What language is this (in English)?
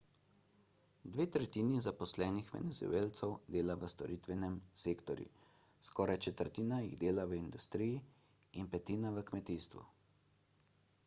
Slovenian